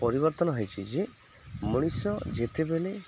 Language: Odia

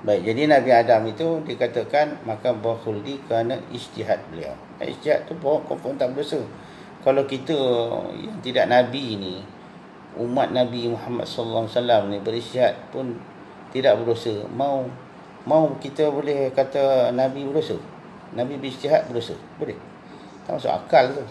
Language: Malay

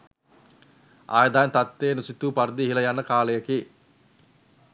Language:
Sinhala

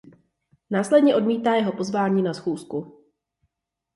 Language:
Czech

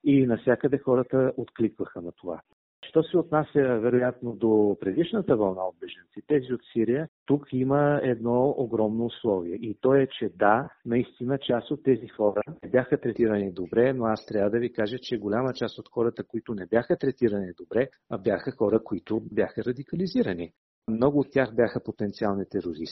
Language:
Bulgarian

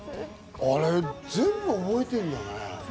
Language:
Japanese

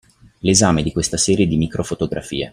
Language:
Italian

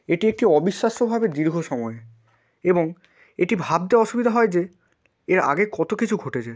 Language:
Bangla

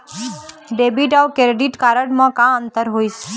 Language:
Chhattisgarhi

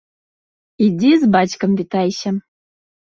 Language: Belarusian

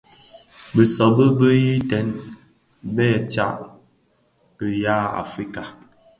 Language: Bafia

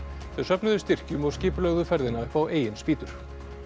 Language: Icelandic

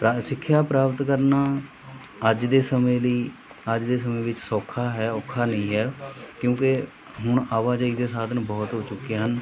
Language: Punjabi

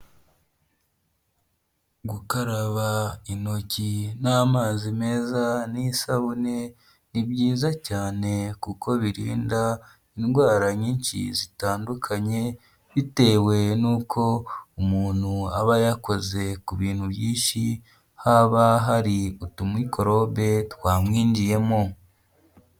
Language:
Kinyarwanda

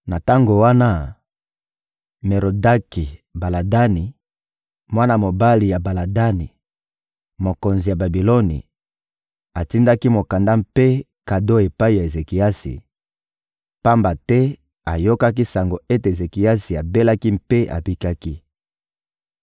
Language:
Lingala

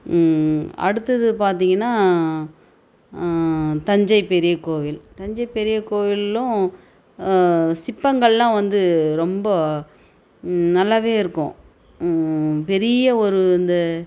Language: Tamil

